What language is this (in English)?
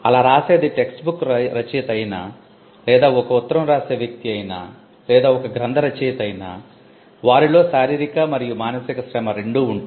Telugu